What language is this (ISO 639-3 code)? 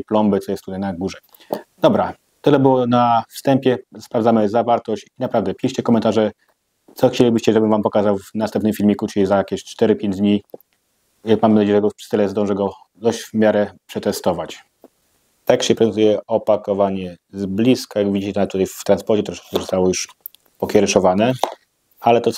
pol